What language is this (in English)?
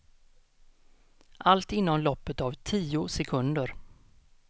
Swedish